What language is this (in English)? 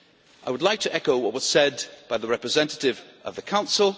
English